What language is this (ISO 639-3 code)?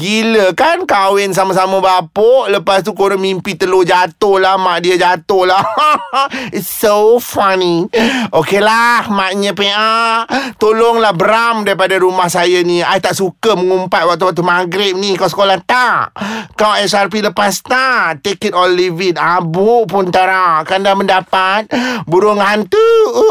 msa